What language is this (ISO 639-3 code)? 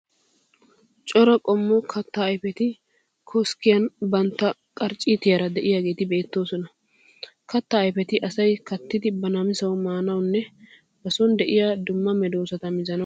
wal